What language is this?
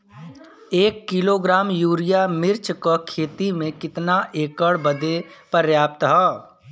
Bhojpuri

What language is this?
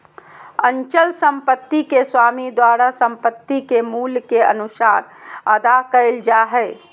Magahi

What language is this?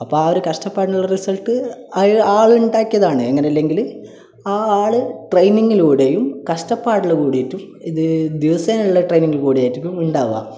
Malayalam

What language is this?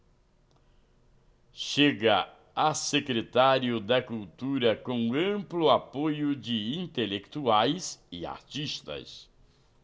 Portuguese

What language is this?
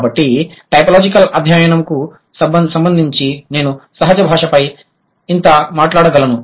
Telugu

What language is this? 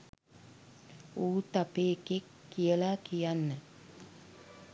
Sinhala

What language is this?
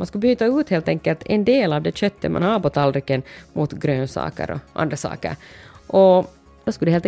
Swedish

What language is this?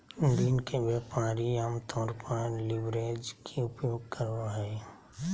Magahi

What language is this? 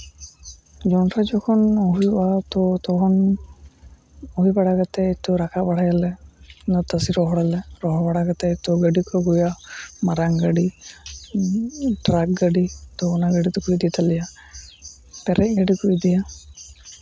Santali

